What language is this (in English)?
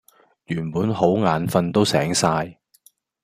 Cantonese